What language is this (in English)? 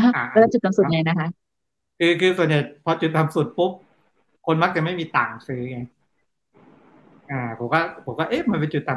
Thai